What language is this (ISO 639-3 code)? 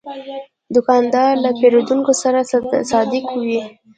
pus